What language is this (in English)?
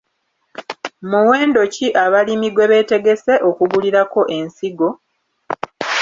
Ganda